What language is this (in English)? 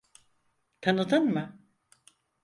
Turkish